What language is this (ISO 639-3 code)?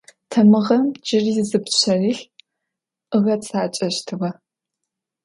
ady